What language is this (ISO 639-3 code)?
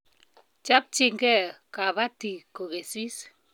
kln